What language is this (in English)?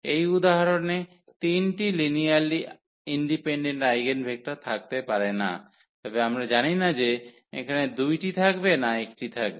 Bangla